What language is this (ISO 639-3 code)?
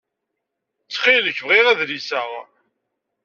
kab